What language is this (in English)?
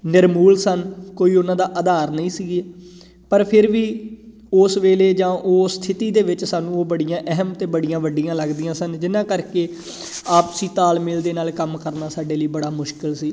Punjabi